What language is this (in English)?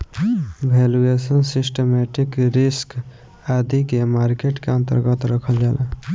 Bhojpuri